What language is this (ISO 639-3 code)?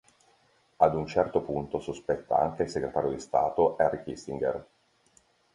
ita